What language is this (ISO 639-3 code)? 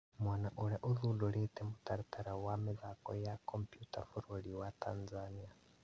kik